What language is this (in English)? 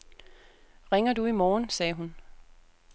Danish